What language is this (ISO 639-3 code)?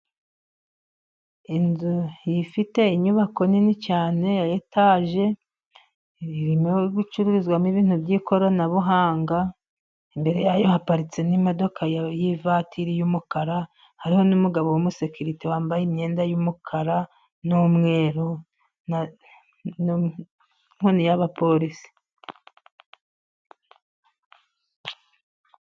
kin